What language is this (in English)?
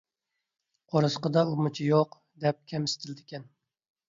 Uyghur